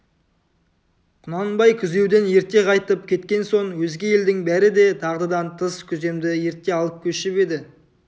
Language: Kazakh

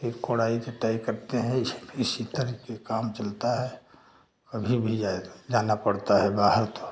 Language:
Hindi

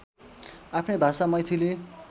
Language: Nepali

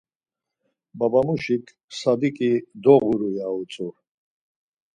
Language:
Laz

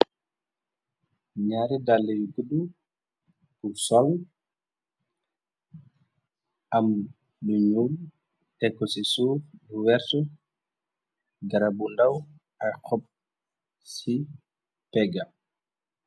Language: Wolof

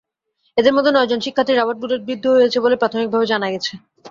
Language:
Bangla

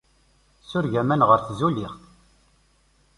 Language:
Kabyle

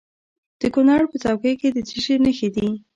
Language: Pashto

